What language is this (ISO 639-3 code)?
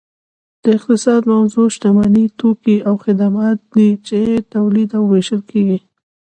pus